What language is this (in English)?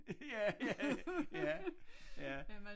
Danish